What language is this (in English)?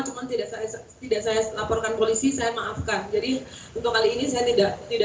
Indonesian